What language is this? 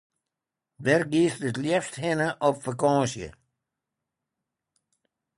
Western Frisian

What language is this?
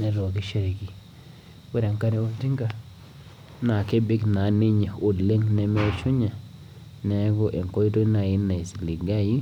Masai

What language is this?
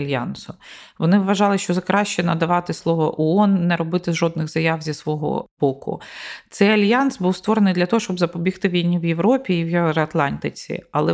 Ukrainian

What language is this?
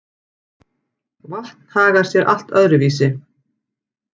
Icelandic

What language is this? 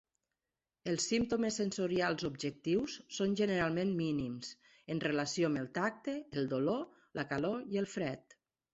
Catalan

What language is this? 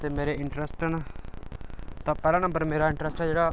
Dogri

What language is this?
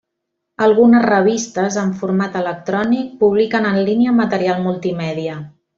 Catalan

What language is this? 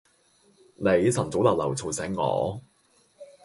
Cantonese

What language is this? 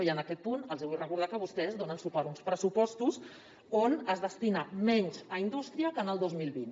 Catalan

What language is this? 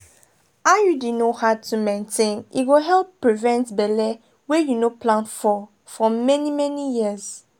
Nigerian Pidgin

